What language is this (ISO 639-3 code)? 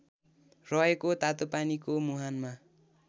nep